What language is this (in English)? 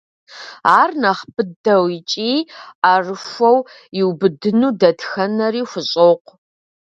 Kabardian